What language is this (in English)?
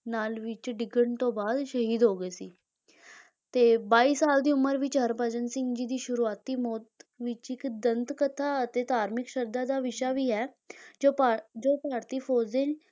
Punjabi